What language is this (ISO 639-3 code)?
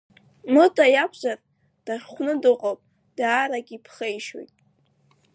abk